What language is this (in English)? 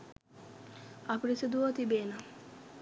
Sinhala